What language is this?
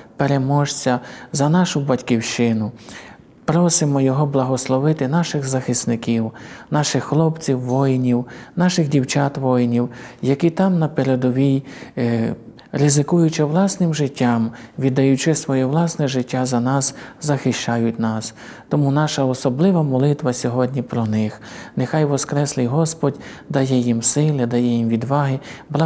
Ukrainian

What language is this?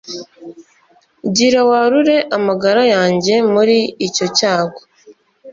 Kinyarwanda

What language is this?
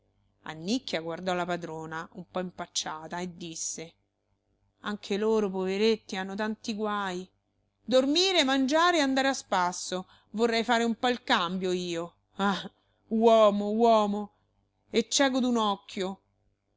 Italian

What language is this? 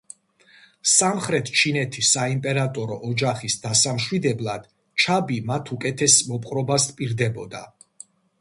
Georgian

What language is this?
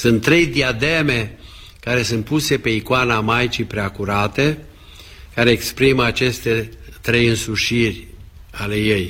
Romanian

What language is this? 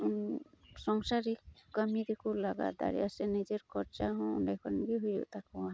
Santali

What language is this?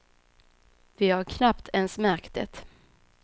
Swedish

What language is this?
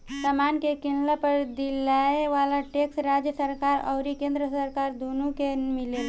Bhojpuri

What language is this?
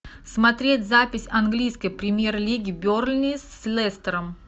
Russian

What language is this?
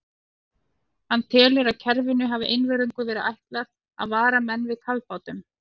Icelandic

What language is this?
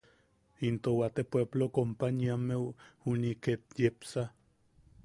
Yaqui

